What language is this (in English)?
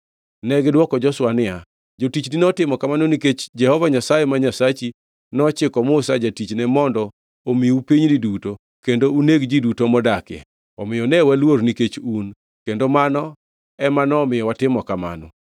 Luo (Kenya and Tanzania)